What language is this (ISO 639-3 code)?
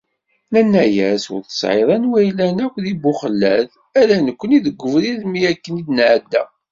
kab